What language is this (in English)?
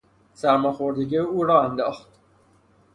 Persian